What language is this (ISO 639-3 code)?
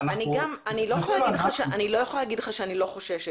heb